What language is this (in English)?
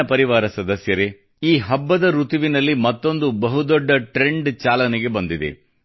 Kannada